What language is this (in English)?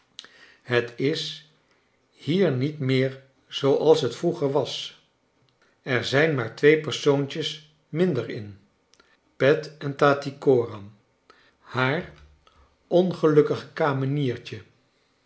Dutch